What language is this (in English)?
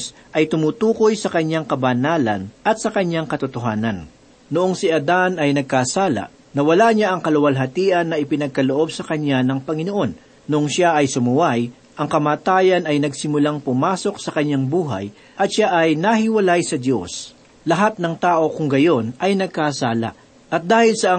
Filipino